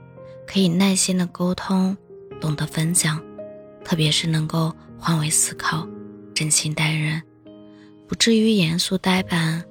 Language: Chinese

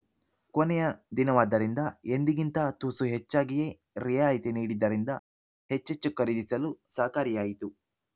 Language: Kannada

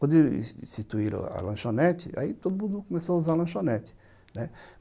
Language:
Portuguese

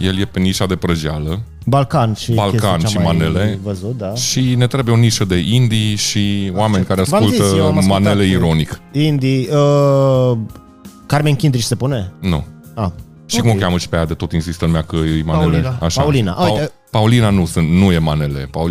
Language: Romanian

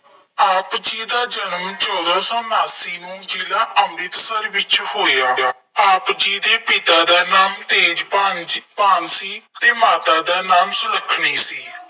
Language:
Punjabi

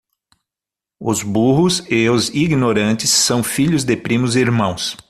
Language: Portuguese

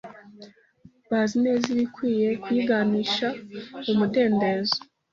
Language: Kinyarwanda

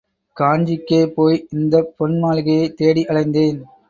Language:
Tamil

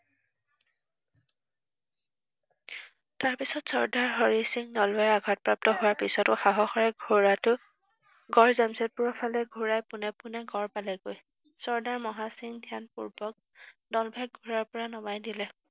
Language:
Assamese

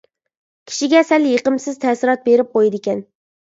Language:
Uyghur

